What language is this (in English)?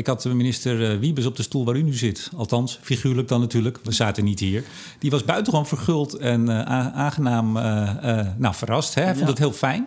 Dutch